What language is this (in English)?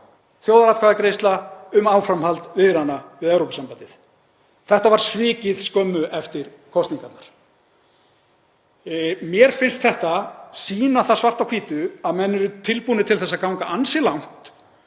Icelandic